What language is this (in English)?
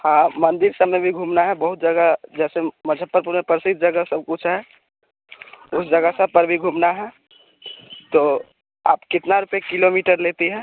Hindi